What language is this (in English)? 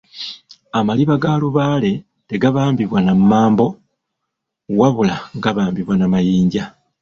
Ganda